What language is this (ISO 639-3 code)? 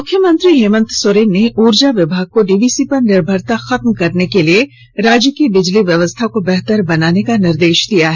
hin